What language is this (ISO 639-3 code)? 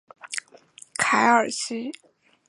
zho